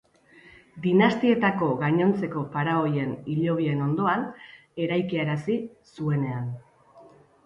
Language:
Basque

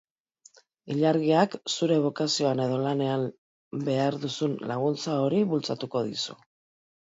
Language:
Basque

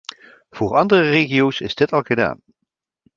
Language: Dutch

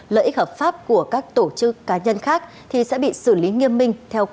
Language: Vietnamese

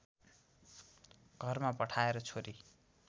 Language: Nepali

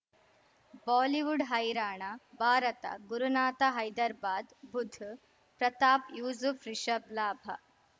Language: Kannada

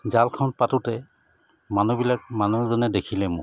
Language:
Assamese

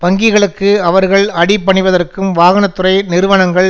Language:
Tamil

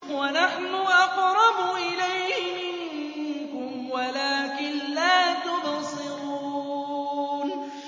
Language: Arabic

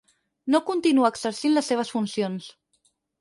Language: Catalan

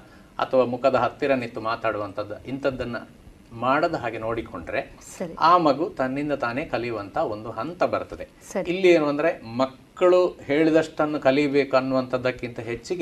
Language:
Kannada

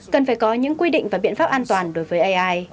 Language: Vietnamese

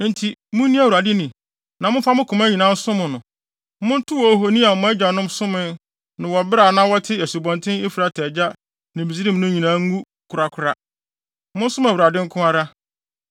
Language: Akan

